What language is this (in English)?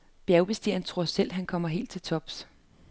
Danish